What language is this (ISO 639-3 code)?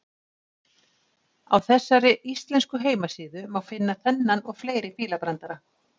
isl